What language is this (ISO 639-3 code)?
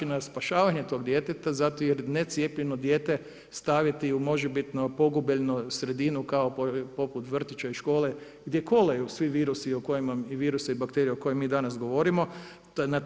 hrv